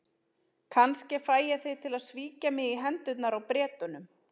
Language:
Icelandic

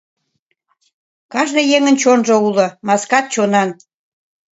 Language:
Mari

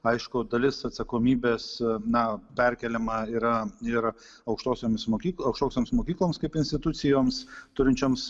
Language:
Lithuanian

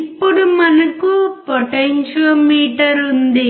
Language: Telugu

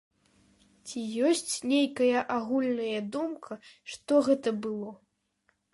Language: Belarusian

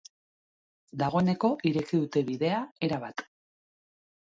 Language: Basque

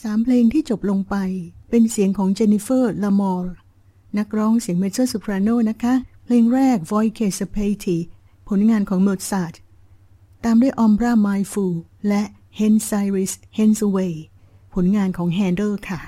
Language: Thai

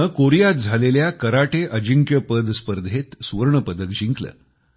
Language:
Marathi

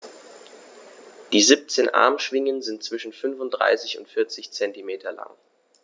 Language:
German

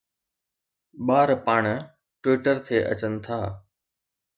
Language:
Sindhi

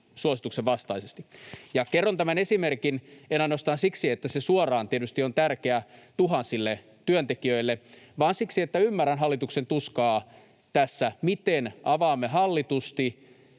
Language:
Finnish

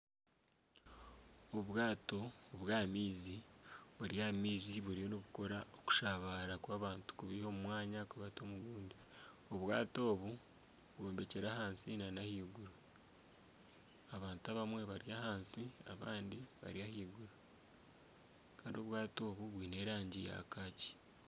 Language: Nyankole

